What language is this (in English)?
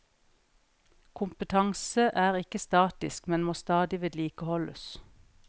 Norwegian